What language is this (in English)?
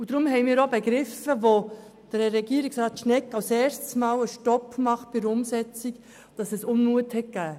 Swiss German